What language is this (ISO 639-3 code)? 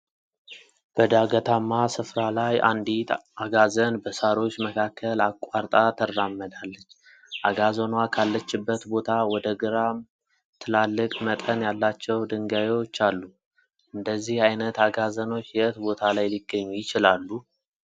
amh